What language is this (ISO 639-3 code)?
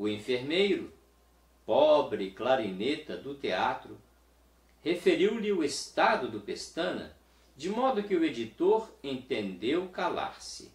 por